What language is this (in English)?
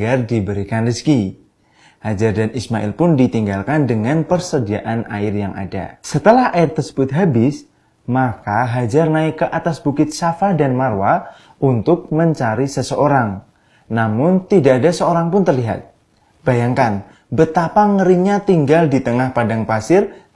Indonesian